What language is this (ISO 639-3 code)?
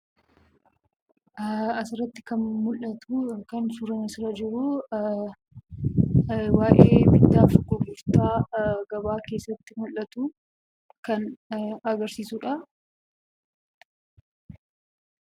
orm